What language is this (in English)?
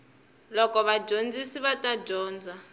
Tsonga